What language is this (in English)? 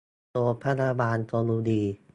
Thai